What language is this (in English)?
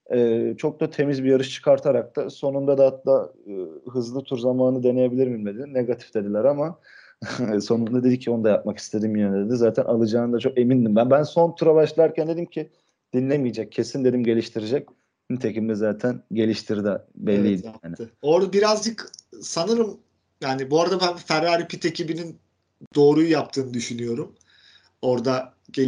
Turkish